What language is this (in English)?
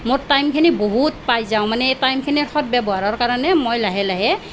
Assamese